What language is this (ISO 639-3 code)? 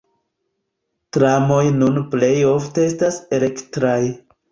epo